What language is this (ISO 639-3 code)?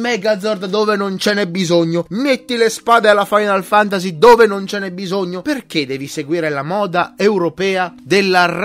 ita